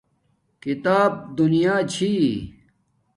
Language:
Domaaki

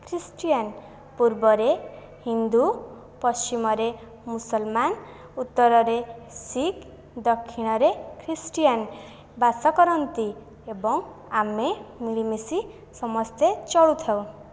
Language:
Odia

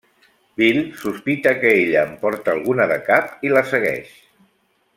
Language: Catalan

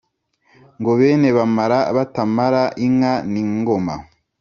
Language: Kinyarwanda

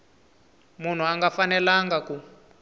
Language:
Tsonga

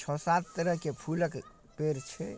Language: Maithili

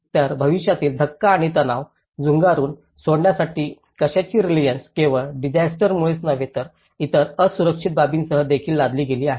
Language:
Marathi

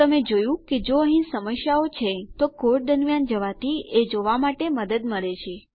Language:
Gujarati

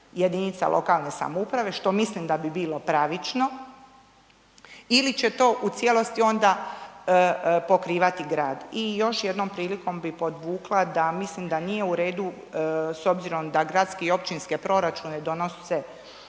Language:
Croatian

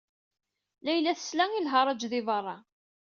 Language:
Kabyle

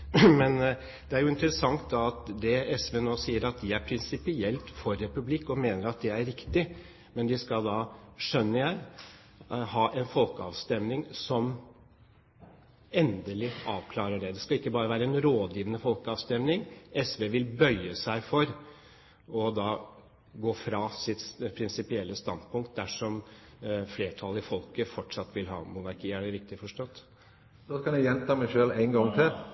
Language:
Norwegian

